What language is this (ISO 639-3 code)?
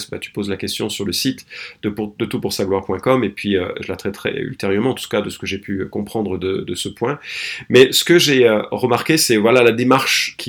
fra